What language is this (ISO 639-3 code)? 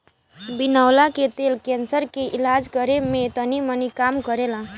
bho